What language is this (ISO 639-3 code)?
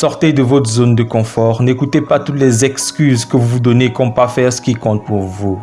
fra